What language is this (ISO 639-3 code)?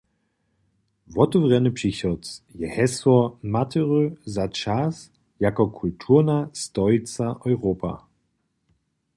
hsb